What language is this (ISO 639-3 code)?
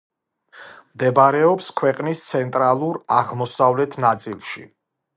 kat